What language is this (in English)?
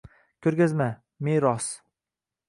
Uzbek